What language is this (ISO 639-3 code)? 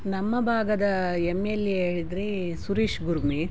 kan